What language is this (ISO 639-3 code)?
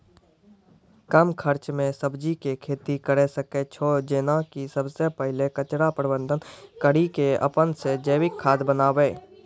mai